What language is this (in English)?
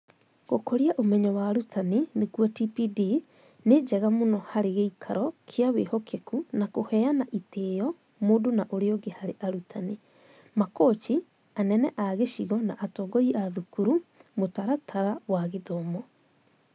Kikuyu